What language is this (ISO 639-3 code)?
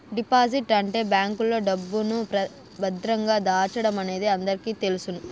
tel